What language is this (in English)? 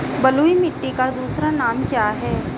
Hindi